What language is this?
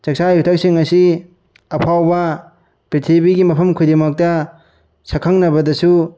Manipuri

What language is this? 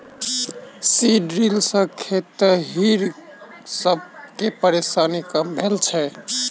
Maithili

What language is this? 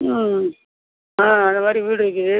Tamil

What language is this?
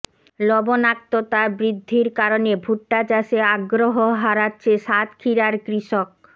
Bangla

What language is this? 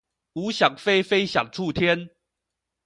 Chinese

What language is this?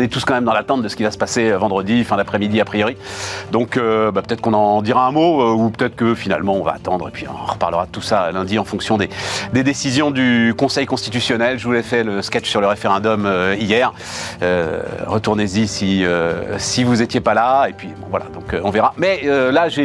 French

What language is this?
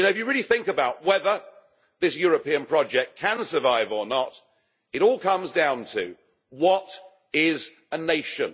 English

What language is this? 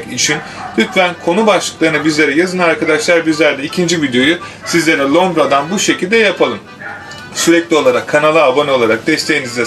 Turkish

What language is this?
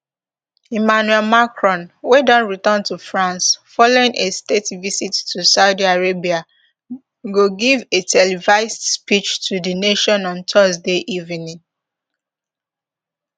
Nigerian Pidgin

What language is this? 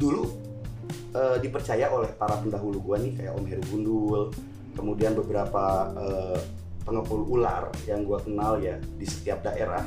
Indonesian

